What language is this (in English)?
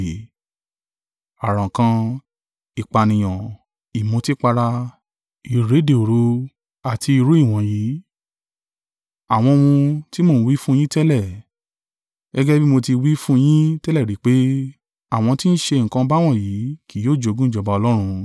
Yoruba